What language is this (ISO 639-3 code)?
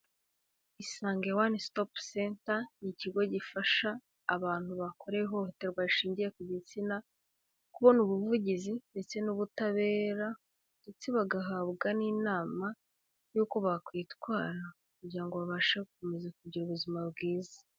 kin